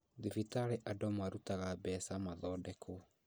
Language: Kikuyu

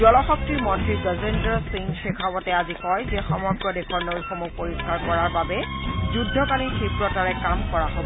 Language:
Assamese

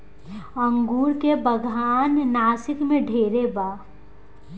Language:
Bhojpuri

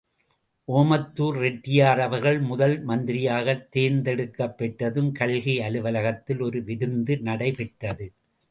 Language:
Tamil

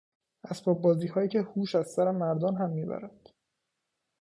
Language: Persian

